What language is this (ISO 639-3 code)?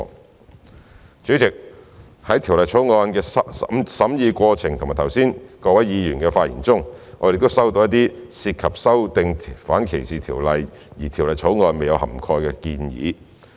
yue